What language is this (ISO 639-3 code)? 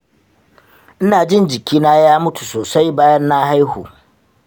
hau